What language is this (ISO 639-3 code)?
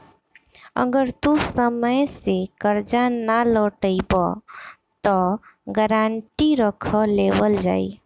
bho